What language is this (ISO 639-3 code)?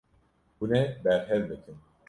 kur